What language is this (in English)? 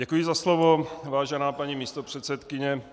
Czech